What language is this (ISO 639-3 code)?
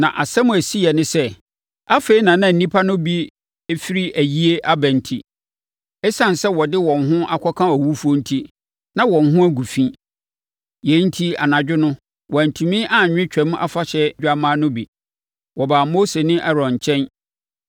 aka